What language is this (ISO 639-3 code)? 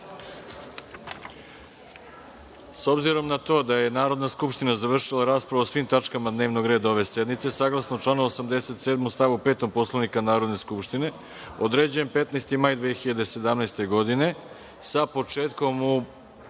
srp